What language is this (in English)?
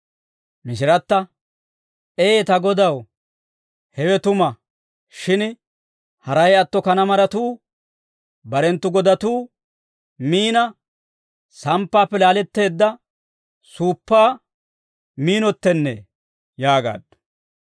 Dawro